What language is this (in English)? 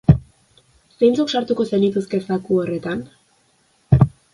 Basque